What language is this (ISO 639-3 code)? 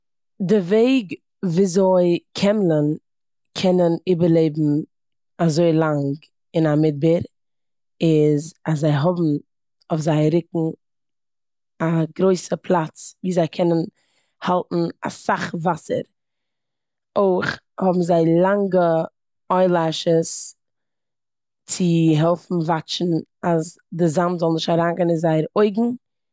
yid